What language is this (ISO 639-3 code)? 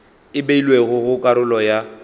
nso